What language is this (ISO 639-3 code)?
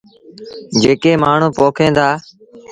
sbn